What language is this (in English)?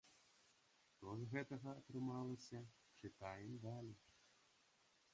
Belarusian